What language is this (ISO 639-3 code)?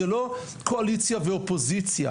heb